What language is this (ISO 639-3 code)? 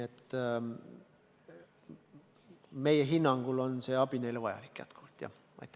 est